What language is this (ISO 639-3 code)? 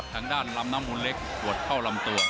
tha